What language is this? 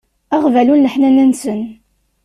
Kabyle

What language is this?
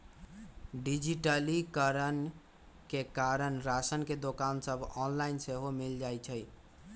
Magahi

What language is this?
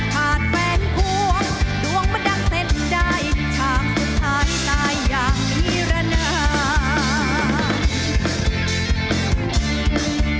Thai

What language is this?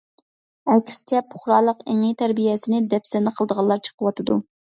Uyghur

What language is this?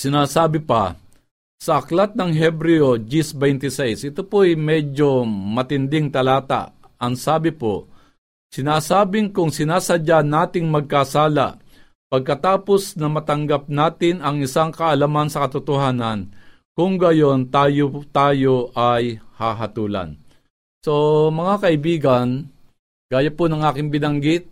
Filipino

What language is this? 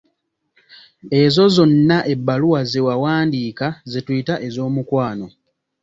Ganda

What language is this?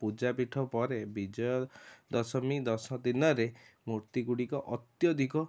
Odia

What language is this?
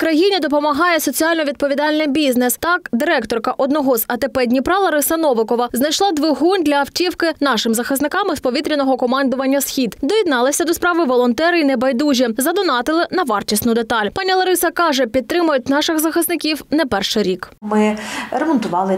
Ukrainian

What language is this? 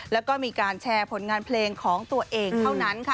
Thai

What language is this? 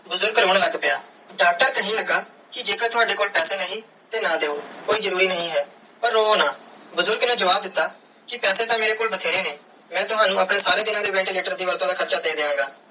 Punjabi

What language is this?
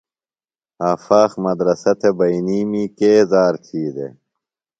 Phalura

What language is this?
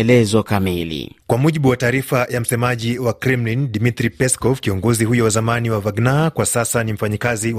Swahili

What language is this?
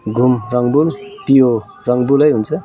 Nepali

